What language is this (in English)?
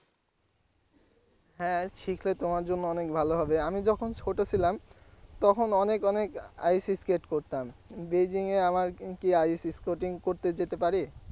Bangla